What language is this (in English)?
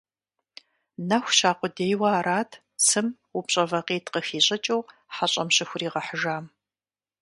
Kabardian